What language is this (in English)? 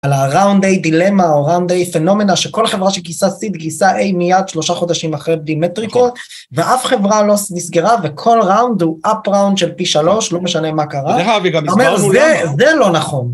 Hebrew